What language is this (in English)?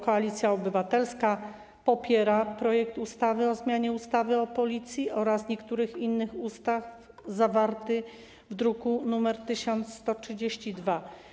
Polish